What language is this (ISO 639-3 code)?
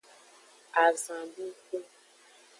ajg